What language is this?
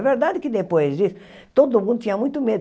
Portuguese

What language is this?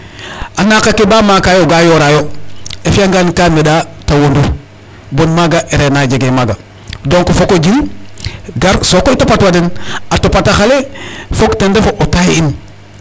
Serer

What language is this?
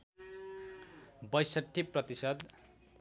Nepali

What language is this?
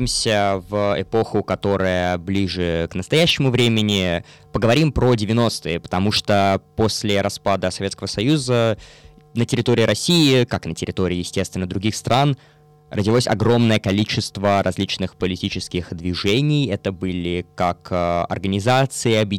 Russian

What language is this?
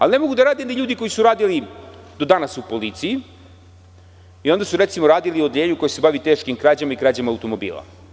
Serbian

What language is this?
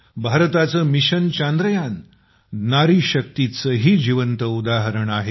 Marathi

